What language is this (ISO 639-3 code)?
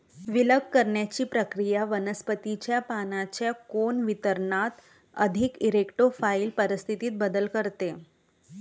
mar